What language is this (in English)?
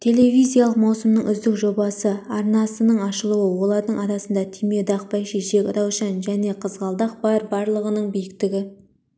Kazakh